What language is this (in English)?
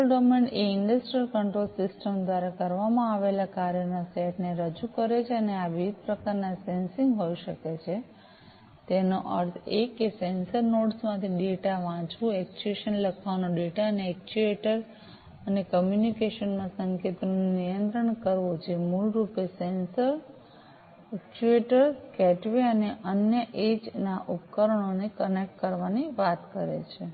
Gujarati